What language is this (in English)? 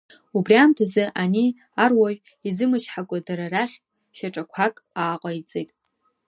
Abkhazian